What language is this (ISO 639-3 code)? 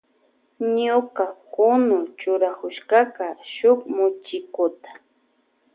qvj